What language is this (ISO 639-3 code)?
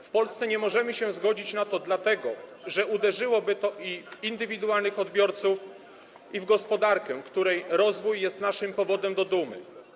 pol